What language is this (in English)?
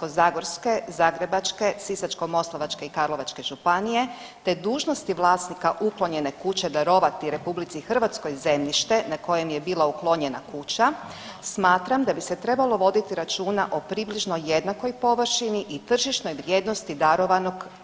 Croatian